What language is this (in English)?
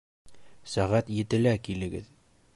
Bashkir